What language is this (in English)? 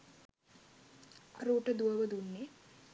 Sinhala